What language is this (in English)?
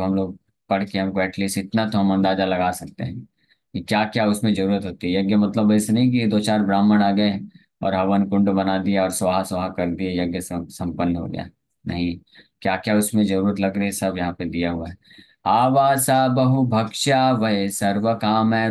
Hindi